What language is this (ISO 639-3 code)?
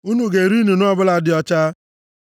ibo